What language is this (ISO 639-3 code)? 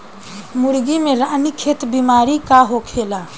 bho